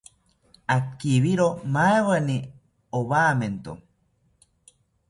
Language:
South Ucayali Ashéninka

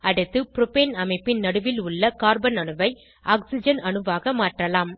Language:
Tamil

